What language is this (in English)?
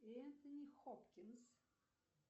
Russian